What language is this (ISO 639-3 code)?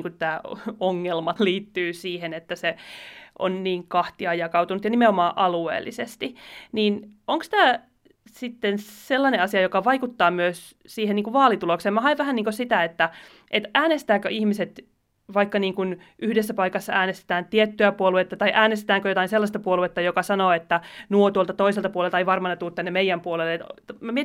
fin